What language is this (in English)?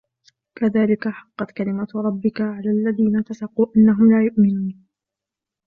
Arabic